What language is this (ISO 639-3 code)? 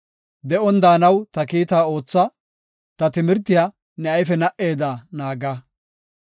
gof